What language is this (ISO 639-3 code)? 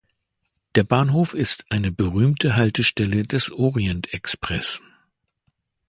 deu